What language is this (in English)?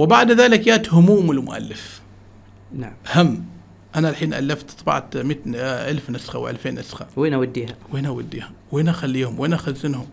Arabic